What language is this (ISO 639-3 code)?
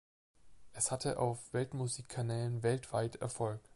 deu